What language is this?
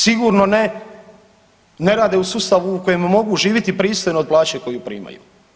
Croatian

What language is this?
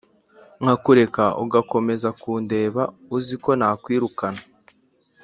Kinyarwanda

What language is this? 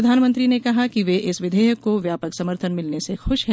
Hindi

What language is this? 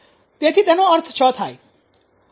Gujarati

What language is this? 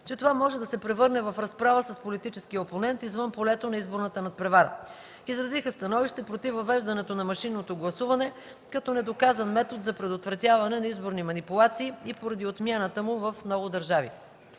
Bulgarian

